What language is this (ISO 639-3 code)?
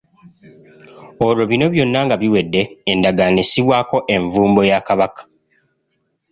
lug